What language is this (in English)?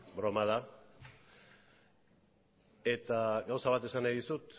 Basque